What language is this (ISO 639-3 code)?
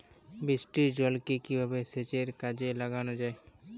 ben